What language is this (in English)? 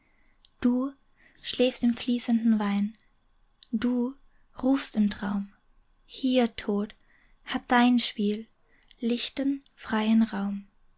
German